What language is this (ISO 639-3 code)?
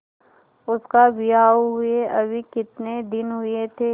hin